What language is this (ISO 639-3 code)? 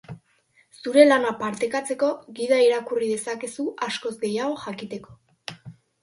eus